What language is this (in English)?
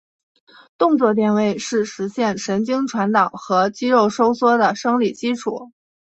Chinese